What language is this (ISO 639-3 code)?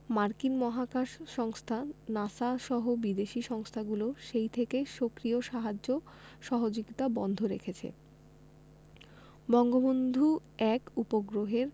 ben